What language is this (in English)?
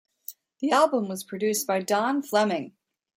English